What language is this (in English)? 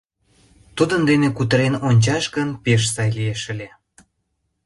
Mari